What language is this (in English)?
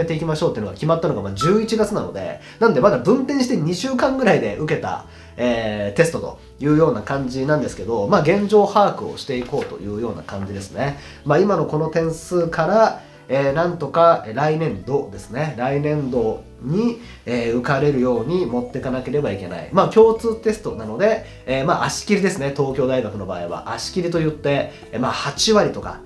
Japanese